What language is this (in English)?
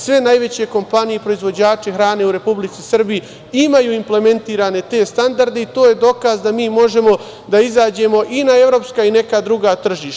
Serbian